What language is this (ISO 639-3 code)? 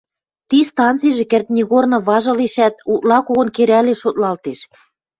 mrj